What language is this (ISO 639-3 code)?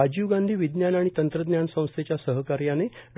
mar